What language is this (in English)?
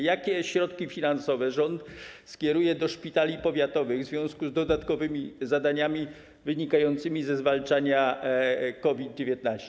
Polish